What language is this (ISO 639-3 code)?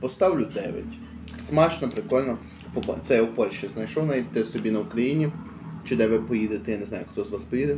ukr